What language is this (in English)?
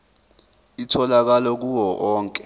Zulu